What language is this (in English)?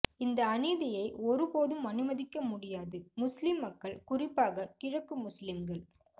Tamil